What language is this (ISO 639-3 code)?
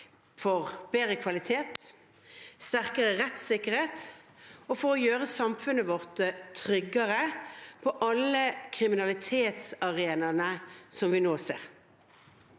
nor